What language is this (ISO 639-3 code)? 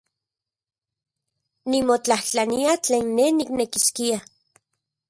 ncx